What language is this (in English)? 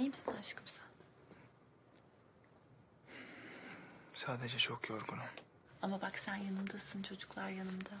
Turkish